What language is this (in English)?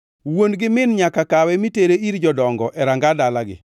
Luo (Kenya and Tanzania)